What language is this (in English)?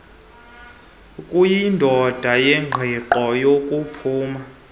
Xhosa